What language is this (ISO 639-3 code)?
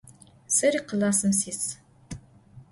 ady